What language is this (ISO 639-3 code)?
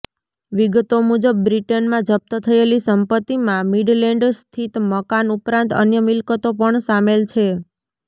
guj